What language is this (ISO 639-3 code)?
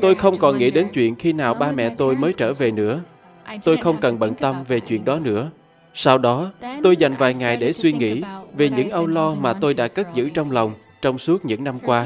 vie